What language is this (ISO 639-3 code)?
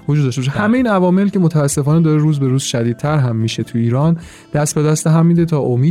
fas